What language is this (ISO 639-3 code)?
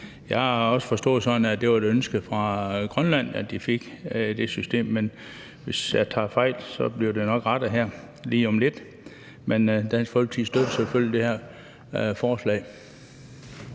dan